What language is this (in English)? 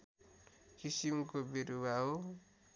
Nepali